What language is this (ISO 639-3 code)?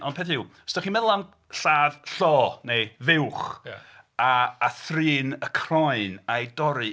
cym